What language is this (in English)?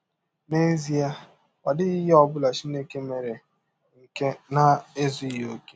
Igbo